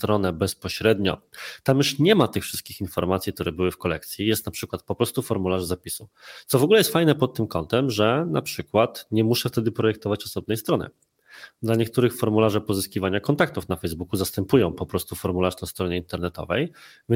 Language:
Polish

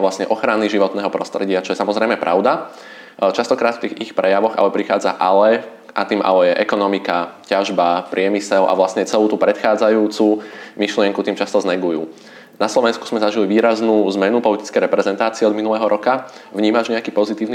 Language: Slovak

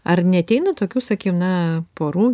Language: Lithuanian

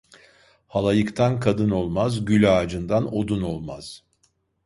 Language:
Turkish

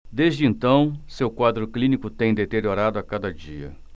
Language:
Portuguese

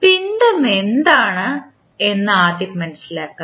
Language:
Malayalam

